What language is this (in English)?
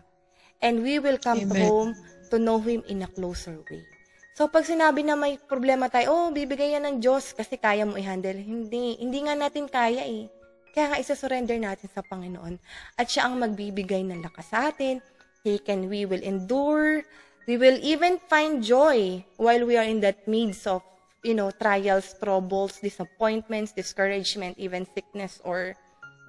Filipino